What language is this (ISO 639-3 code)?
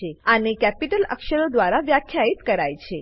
guj